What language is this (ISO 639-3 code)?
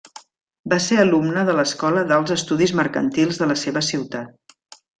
cat